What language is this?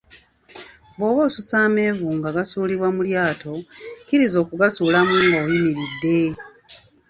Ganda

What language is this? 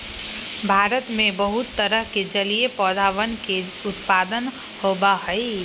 Magahi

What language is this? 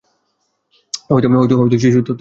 Bangla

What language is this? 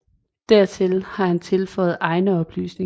Danish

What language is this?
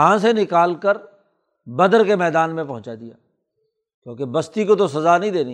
Urdu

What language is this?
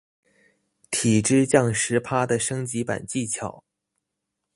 Chinese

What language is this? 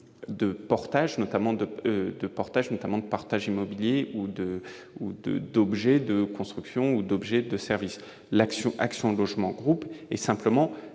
French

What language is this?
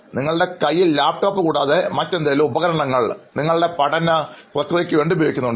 Malayalam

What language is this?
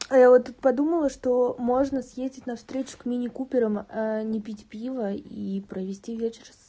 Russian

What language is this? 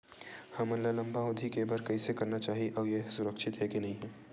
Chhattisgarhi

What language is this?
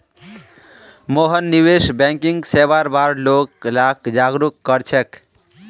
Magahi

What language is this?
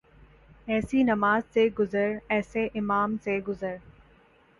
Urdu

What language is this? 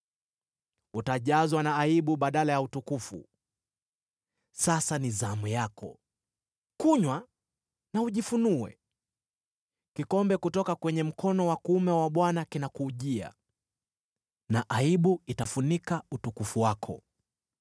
Swahili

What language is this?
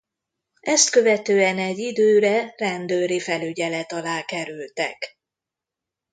Hungarian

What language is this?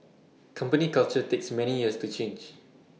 English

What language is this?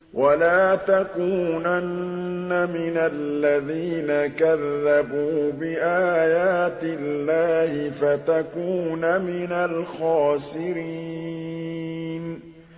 Arabic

